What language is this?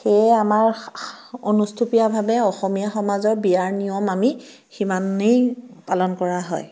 Assamese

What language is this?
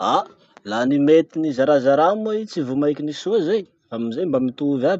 Masikoro Malagasy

